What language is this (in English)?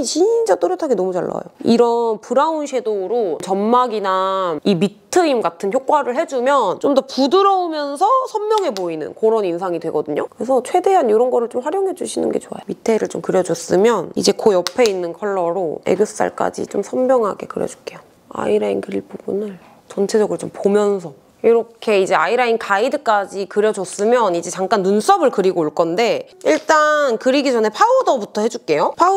Korean